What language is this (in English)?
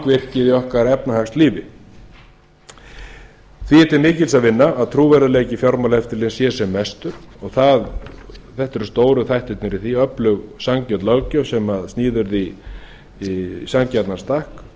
Icelandic